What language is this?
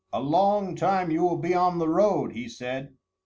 English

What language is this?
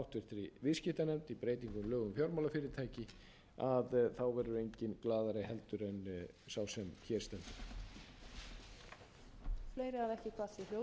Icelandic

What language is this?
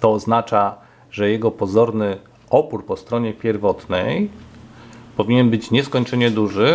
Polish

